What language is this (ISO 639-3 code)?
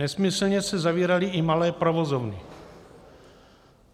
ces